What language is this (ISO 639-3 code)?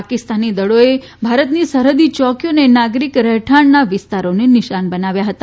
guj